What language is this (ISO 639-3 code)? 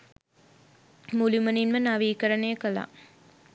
sin